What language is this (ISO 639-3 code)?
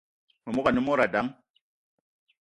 eto